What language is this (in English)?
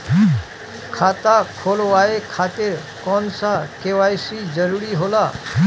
Bhojpuri